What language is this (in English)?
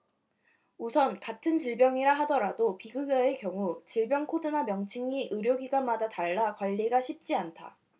Korean